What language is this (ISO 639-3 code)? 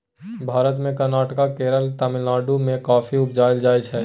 mai